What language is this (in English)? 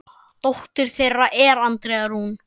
Icelandic